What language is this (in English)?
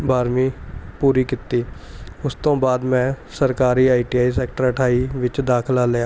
Punjabi